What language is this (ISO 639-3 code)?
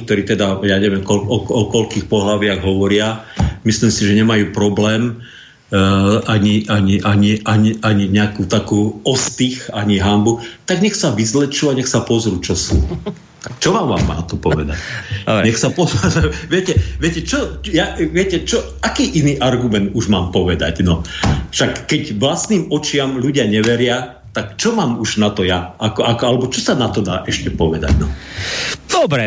slk